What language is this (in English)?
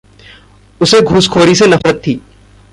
Hindi